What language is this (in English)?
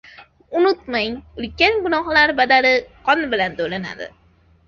Uzbek